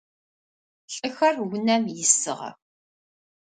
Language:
Adyghe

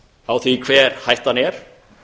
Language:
Icelandic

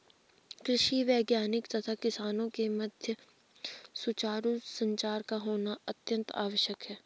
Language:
Hindi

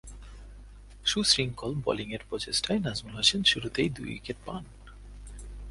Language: Bangla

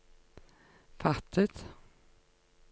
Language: Norwegian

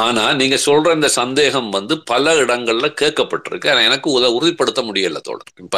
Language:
Tamil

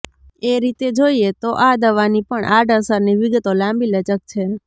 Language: Gujarati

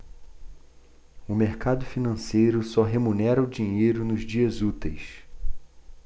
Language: Portuguese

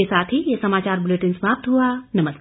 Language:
Hindi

